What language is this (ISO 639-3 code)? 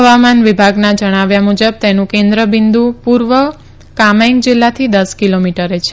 guj